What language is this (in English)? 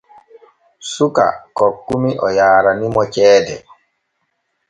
Borgu Fulfulde